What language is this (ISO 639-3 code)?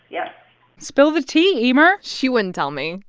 eng